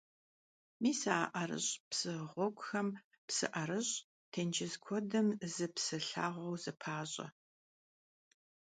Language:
Kabardian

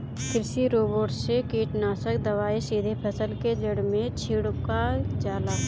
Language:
Bhojpuri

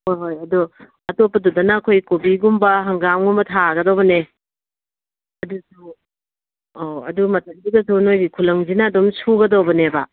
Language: Manipuri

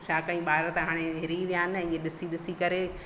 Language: Sindhi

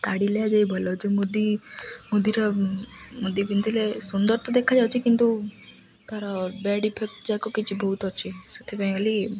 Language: Odia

